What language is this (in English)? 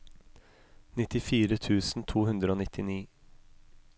Norwegian